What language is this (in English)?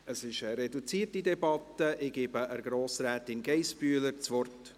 Swiss German